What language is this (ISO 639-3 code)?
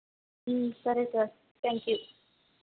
tel